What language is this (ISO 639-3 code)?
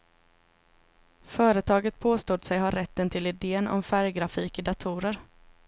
swe